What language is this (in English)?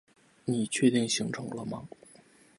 Chinese